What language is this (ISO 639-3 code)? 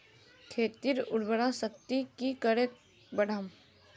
mag